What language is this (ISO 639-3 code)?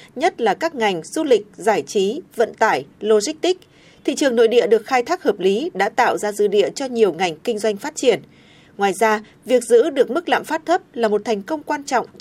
vie